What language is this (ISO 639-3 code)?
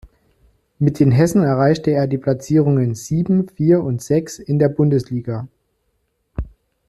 deu